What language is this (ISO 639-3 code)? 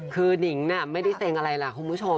tha